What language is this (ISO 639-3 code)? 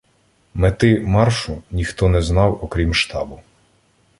ukr